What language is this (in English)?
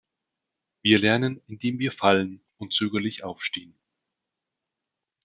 German